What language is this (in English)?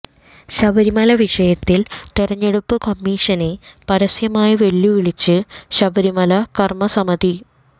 Malayalam